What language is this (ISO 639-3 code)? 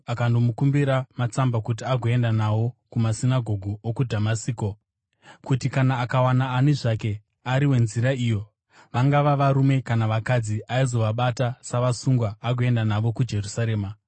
sna